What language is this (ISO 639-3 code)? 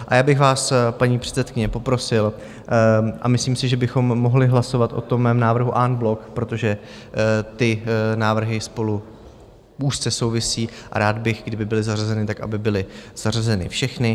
ces